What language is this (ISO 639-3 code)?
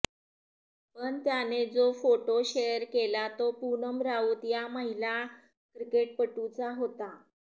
mar